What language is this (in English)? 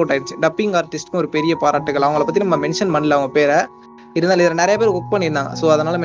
Tamil